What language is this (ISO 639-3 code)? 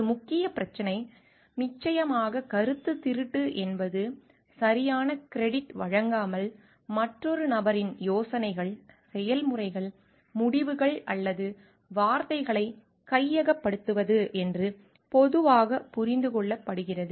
tam